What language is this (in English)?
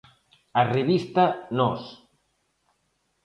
Galician